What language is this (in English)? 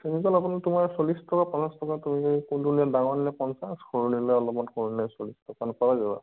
Assamese